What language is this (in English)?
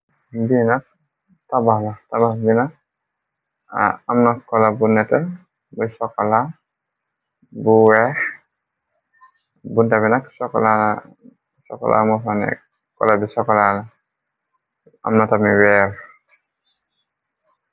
Wolof